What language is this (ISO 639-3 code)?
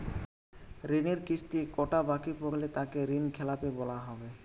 ben